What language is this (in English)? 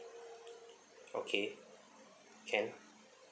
English